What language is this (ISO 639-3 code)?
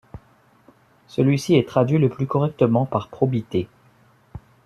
fra